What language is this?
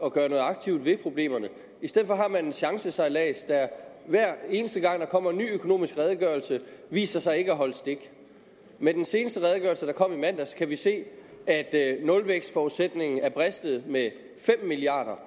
Danish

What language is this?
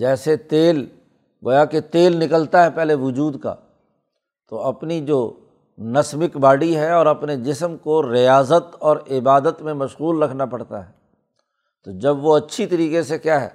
Urdu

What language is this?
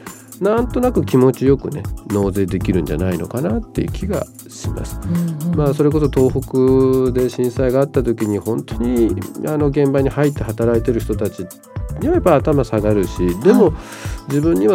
Japanese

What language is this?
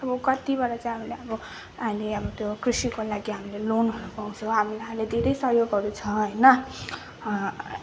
Nepali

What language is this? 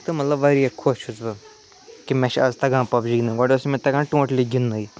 Kashmiri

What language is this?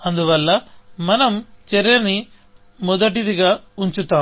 Telugu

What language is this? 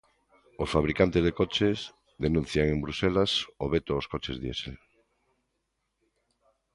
Galician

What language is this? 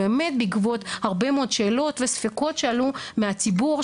Hebrew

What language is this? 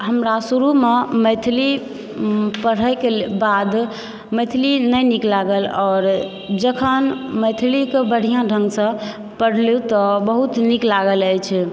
Maithili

